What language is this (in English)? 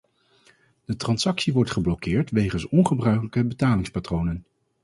Dutch